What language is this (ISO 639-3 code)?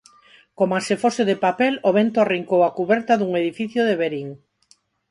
glg